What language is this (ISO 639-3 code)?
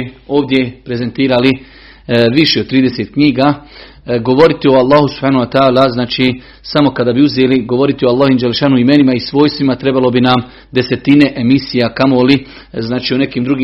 hrv